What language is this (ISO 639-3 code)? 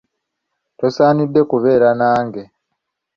lug